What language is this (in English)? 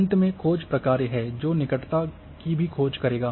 Hindi